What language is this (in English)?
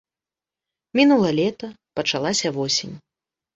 Belarusian